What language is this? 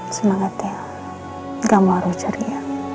Indonesian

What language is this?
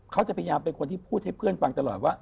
Thai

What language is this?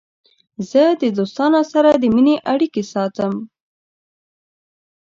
Pashto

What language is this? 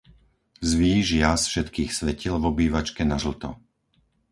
Slovak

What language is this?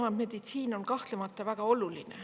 Estonian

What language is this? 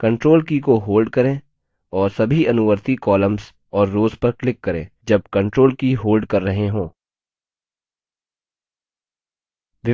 Hindi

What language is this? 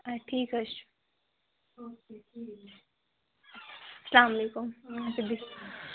Kashmiri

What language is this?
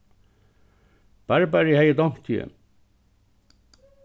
Faroese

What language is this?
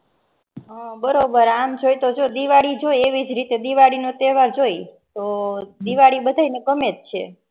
Gujarati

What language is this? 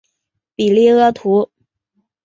Chinese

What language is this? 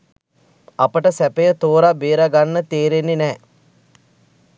Sinhala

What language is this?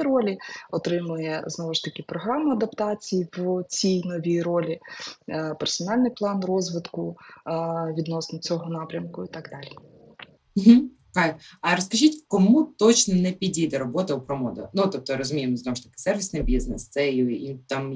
Ukrainian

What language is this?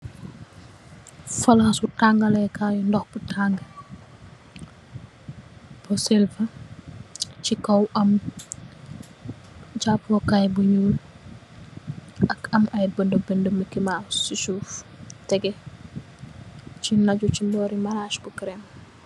Wolof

